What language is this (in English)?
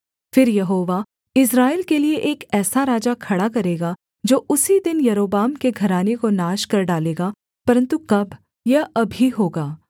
Hindi